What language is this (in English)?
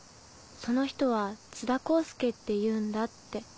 Japanese